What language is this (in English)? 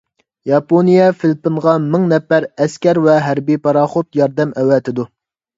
Uyghur